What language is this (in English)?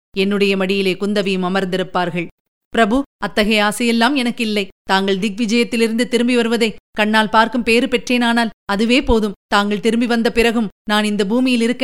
Tamil